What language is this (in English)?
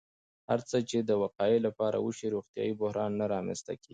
Pashto